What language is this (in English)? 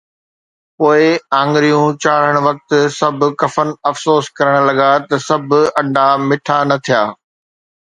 Sindhi